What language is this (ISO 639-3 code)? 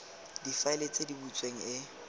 tsn